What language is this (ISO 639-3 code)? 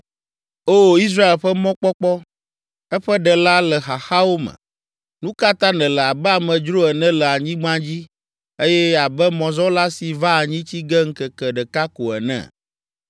ewe